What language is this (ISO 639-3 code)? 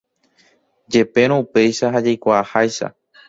grn